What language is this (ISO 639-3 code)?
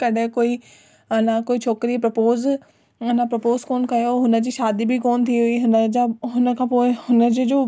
snd